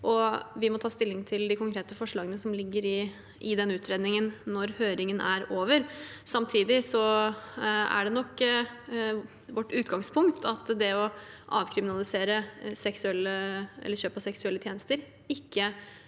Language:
Norwegian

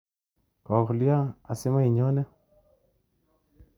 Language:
Kalenjin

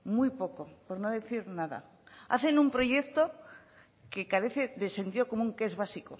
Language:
Spanish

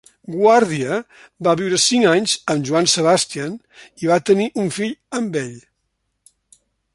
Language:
Catalan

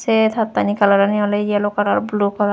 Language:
Chakma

